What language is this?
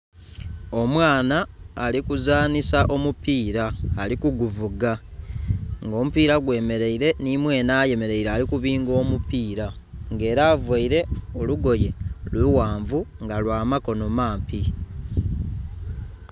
Soga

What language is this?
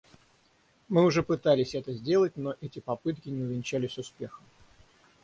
Russian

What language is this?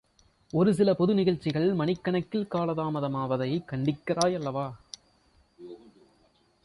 Tamil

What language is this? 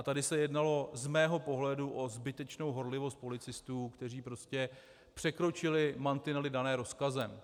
Czech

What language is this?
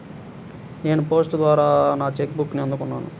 Telugu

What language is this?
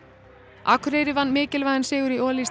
Icelandic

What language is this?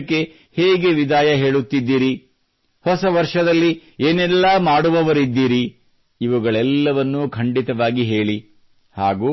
Kannada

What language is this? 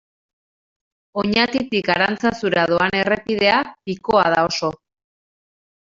Basque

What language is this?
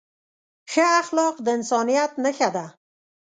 Pashto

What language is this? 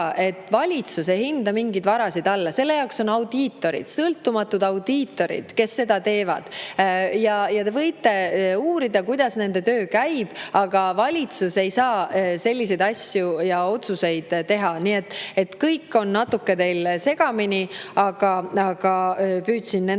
Estonian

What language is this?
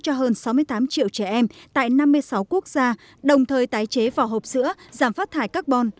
Vietnamese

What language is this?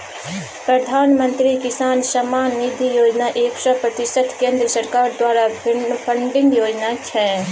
Maithili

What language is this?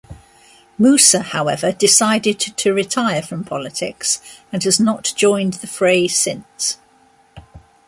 English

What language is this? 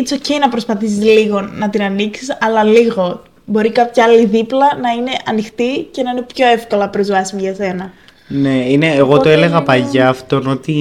Greek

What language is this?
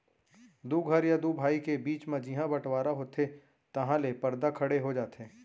Chhattisgarhi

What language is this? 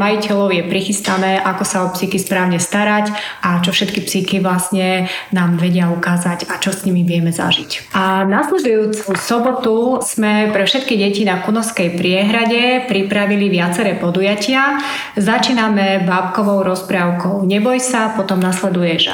Slovak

